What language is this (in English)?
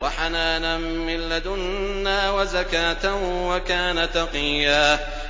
Arabic